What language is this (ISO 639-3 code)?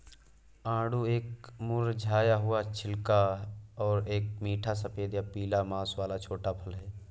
hin